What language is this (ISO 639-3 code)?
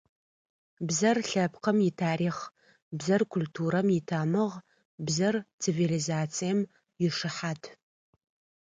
ady